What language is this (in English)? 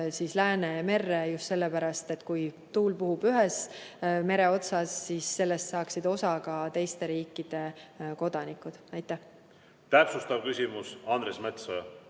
Estonian